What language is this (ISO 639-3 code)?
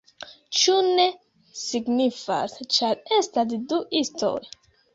epo